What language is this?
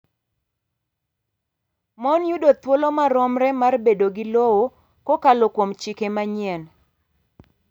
Luo (Kenya and Tanzania)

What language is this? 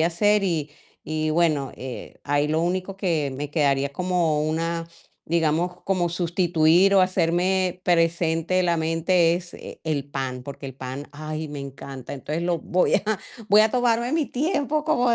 Spanish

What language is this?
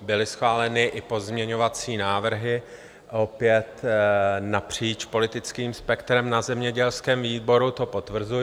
Czech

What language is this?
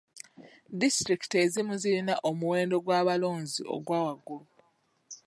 Ganda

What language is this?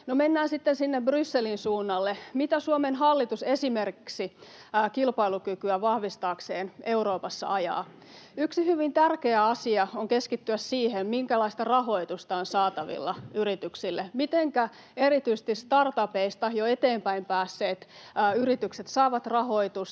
Finnish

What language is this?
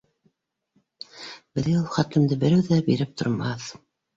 Bashkir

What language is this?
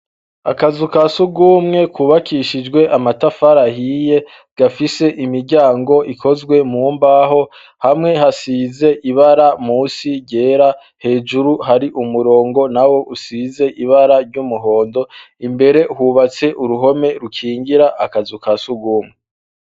Rundi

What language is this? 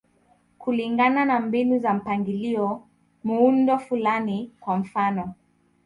Swahili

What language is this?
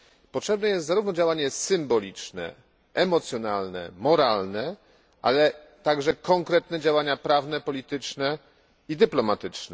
Polish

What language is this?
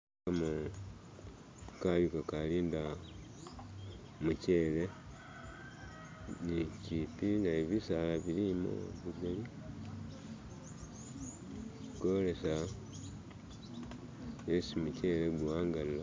Masaaba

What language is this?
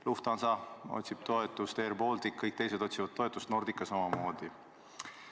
Estonian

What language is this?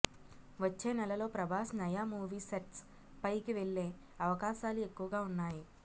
Telugu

